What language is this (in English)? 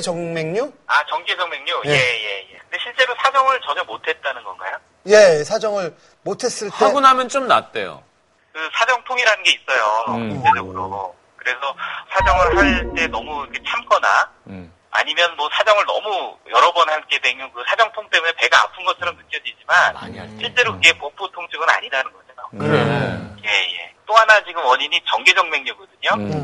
Korean